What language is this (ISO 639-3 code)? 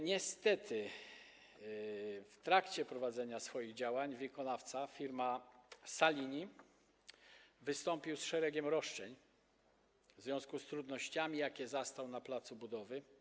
pol